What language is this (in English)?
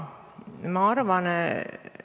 Estonian